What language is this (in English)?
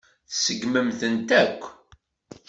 Kabyle